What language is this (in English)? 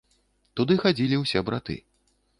Belarusian